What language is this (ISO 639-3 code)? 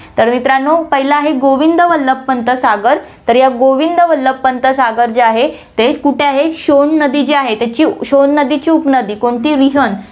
mar